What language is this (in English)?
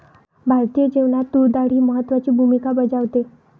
Marathi